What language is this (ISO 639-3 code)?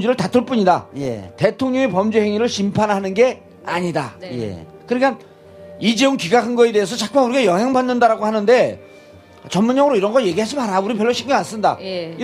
kor